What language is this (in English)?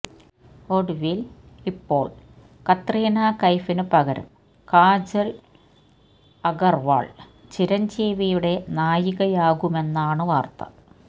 Malayalam